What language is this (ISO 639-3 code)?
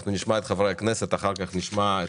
heb